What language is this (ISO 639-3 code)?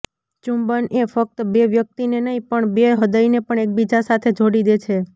guj